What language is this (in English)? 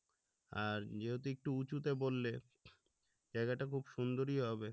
Bangla